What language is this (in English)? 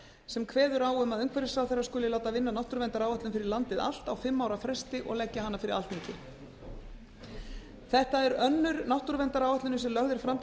Icelandic